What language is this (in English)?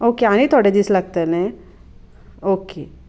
Konkani